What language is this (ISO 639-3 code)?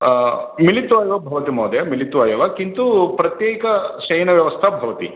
san